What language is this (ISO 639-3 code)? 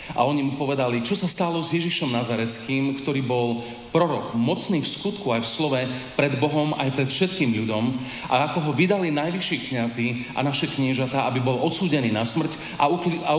slk